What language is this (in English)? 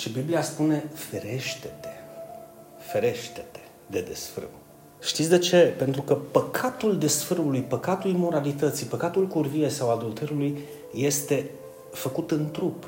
Romanian